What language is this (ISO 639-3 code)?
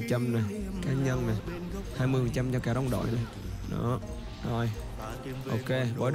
vie